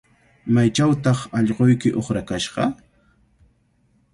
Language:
Cajatambo North Lima Quechua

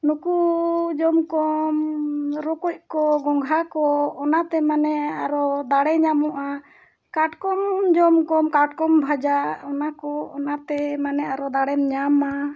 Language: Santali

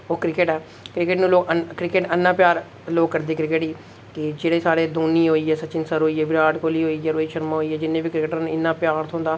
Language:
Dogri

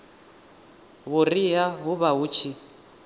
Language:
Venda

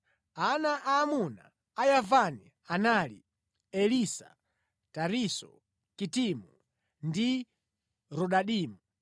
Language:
Nyanja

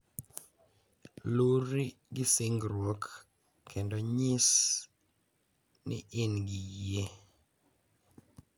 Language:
Luo (Kenya and Tanzania)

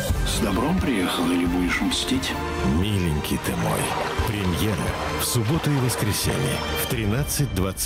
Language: Russian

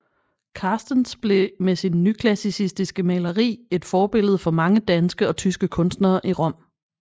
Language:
Danish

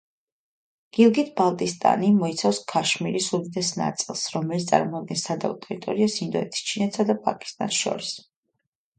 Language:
Georgian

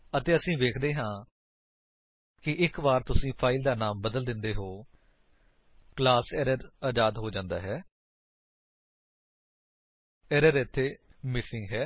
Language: Punjabi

